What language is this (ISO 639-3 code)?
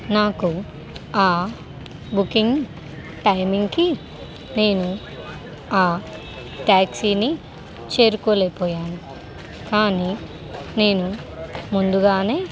tel